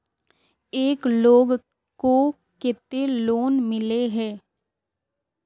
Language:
Magahi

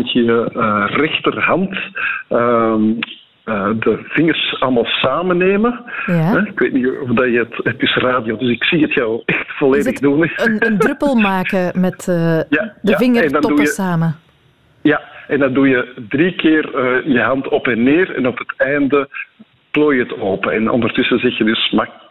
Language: Dutch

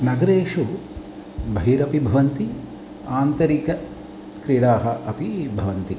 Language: Sanskrit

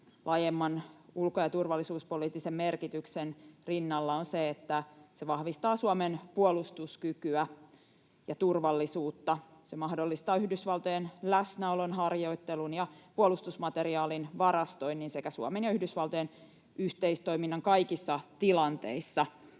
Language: Finnish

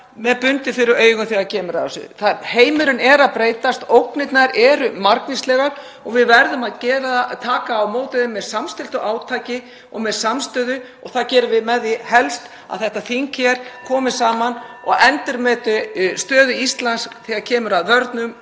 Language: Icelandic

